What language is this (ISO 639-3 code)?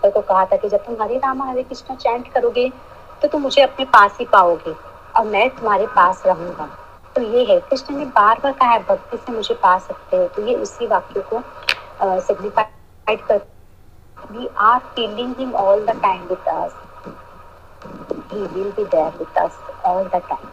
hin